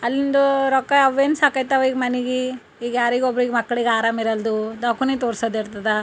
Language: Kannada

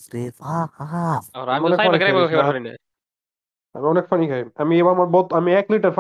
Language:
Bangla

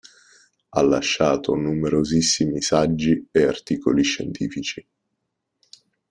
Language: Italian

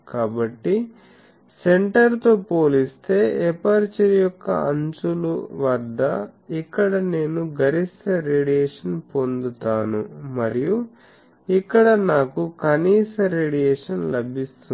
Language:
Telugu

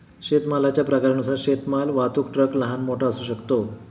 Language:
Marathi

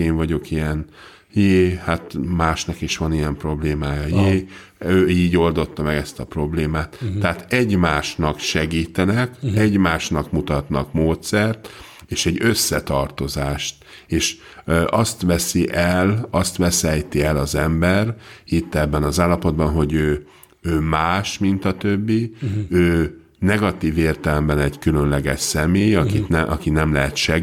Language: Hungarian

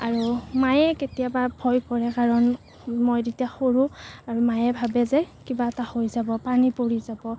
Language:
Assamese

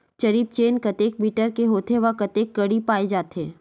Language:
Chhattisgarhi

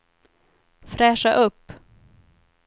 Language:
Swedish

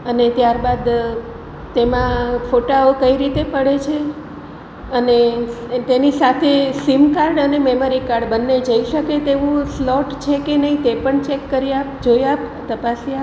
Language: Gujarati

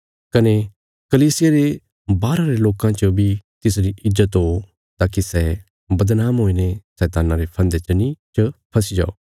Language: Bilaspuri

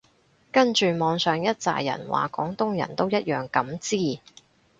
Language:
Cantonese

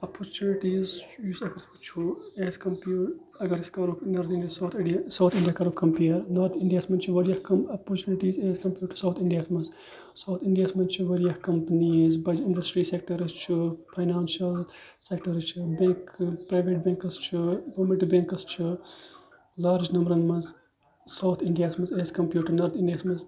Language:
Kashmiri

